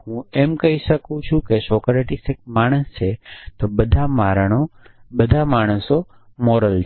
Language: Gujarati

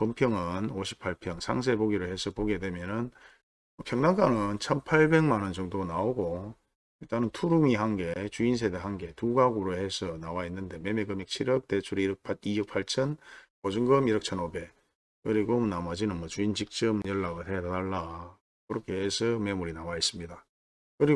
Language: Korean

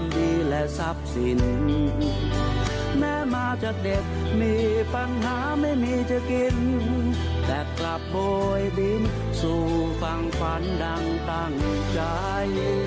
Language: Thai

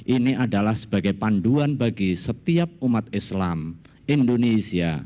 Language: Indonesian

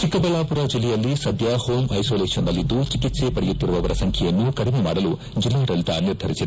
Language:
Kannada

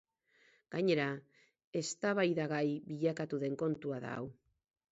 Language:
Basque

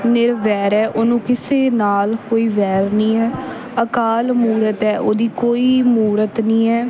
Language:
Punjabi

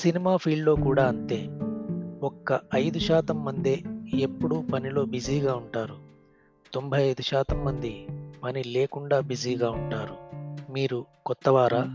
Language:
Telugu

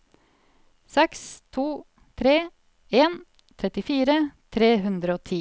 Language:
Norwegian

